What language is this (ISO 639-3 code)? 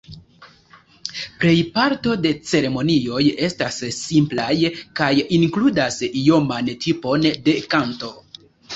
epo